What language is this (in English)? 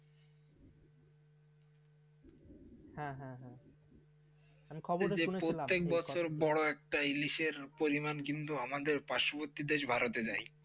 Bangla